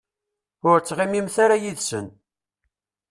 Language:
Kabyle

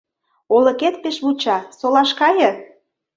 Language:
Mari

